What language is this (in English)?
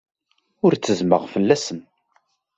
Kabyle